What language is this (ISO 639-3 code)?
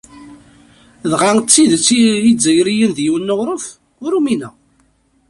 kab